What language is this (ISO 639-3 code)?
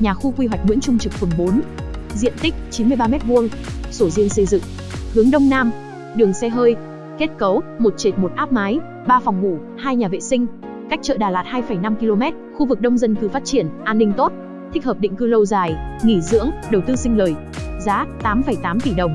vie